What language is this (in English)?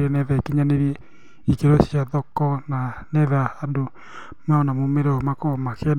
Kikuyu